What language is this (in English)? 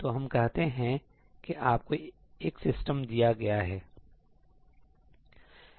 Hindi